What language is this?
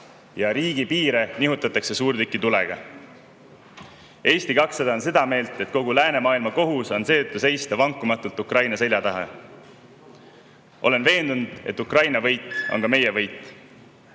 Estonian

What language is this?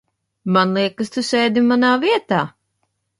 Latvian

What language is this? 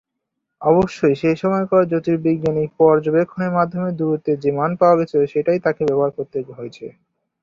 Bangla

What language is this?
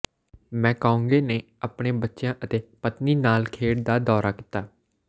Punjabi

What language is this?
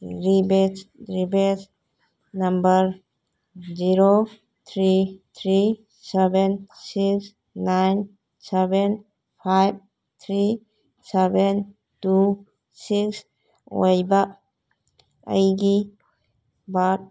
Manipuri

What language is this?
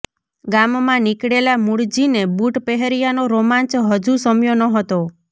Gujarati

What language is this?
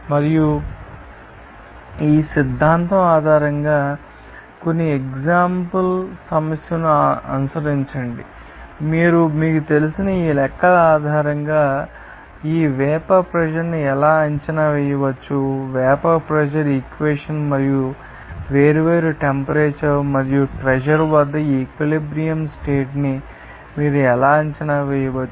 Telugu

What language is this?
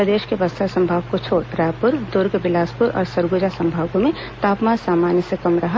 Hindi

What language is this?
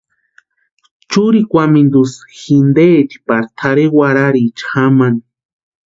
Western Highland Purepecha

